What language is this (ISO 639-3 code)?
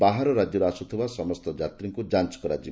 ori